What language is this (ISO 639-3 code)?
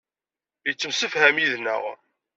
kab